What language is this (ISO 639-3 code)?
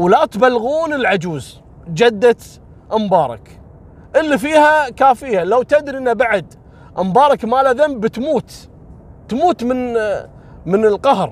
ara